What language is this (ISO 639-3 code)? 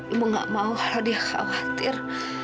ind